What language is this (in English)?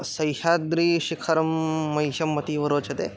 Sanskrit